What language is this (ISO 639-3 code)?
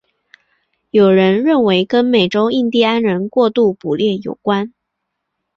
zho